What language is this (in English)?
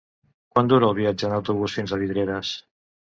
Catalan